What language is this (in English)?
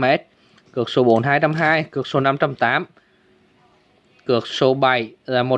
Vietnamese